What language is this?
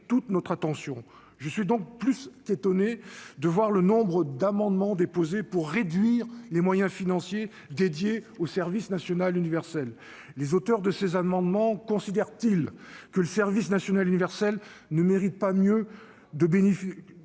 French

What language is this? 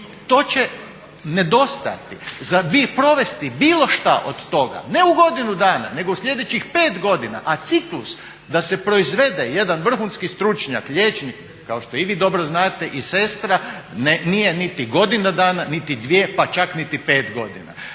Croatian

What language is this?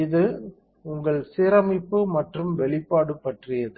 Tamil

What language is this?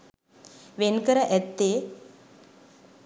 Sinhala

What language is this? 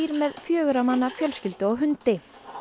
Icelandic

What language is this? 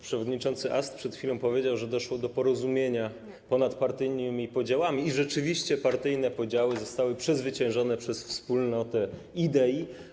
Polish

